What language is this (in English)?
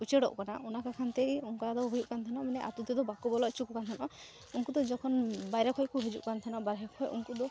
Santali